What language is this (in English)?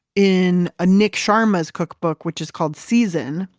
English